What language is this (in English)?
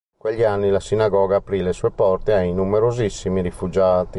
Italian